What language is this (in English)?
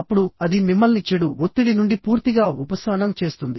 Telugu